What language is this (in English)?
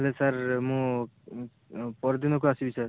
Odia